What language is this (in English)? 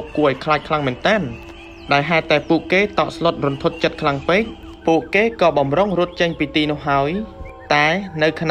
Thai